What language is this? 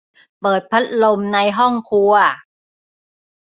Thai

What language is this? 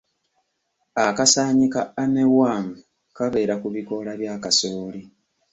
Ganda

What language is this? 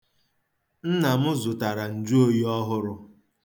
Igbo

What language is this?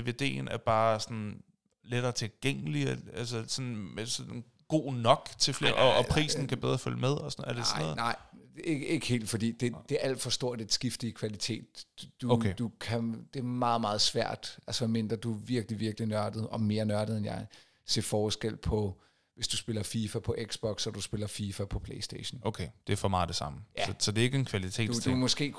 Danish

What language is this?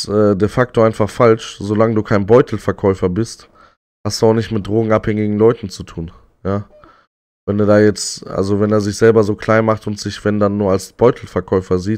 German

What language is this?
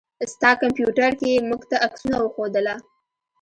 Pashto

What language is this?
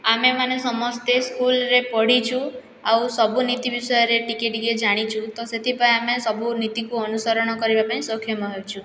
Odia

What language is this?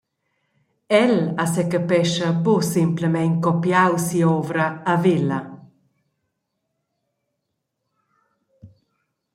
Romansh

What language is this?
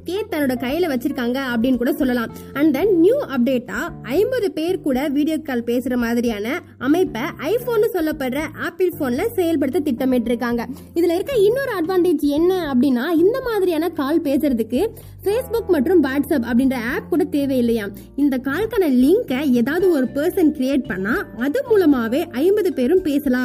Tamil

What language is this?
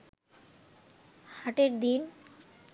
Bangla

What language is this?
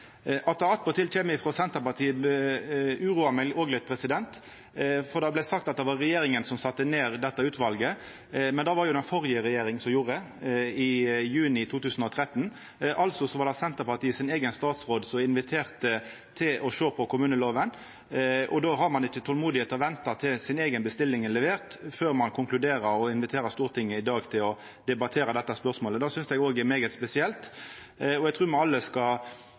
Norwegian Nynorsk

